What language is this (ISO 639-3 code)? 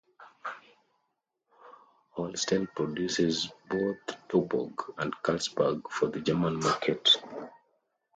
eng